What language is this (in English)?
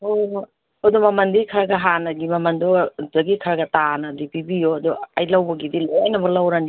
Manipuri